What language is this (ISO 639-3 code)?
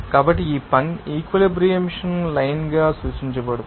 tel